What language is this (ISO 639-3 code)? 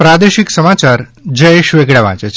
guj